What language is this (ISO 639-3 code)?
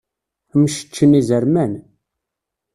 kab